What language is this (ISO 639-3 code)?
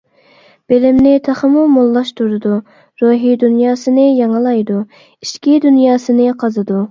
uig